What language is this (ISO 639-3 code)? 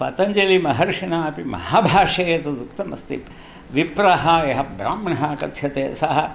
san